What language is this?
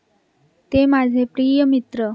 Marathi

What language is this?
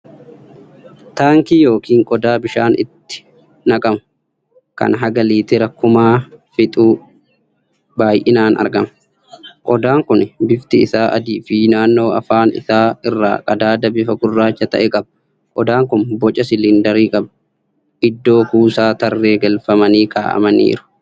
Oromo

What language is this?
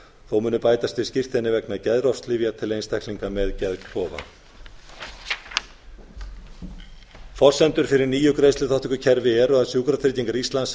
Icelandic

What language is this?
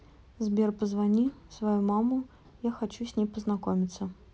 Russian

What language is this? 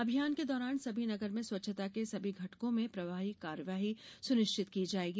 Hindi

